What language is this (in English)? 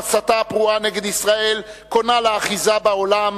Hebrew